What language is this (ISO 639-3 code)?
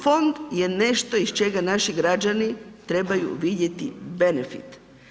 hrv